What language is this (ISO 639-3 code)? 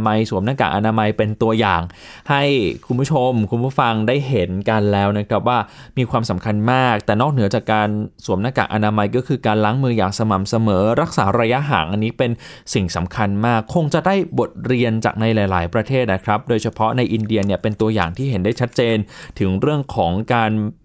tha